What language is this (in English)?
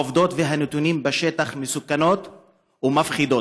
Hebrew